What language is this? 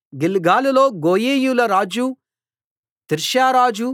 Telugu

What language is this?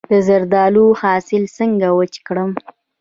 Pashto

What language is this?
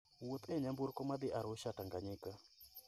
Luo (Kenya and Tanzania)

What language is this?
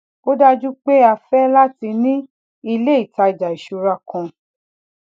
Yoruba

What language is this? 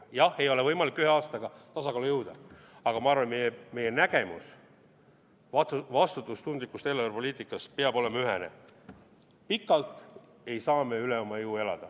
Estonian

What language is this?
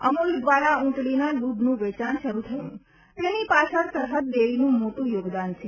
Gujarati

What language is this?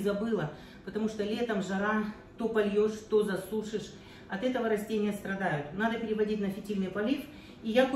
Russian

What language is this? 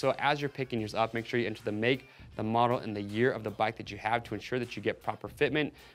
English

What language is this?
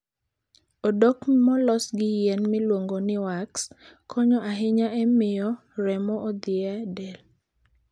Luo (Kenya and Tanzania)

